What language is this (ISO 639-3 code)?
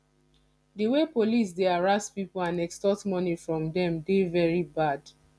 pcm